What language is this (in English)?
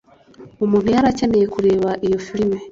Kinyarwanda